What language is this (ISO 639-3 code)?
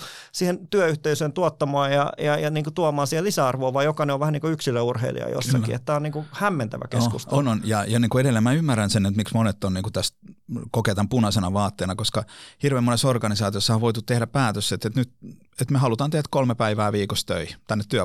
fin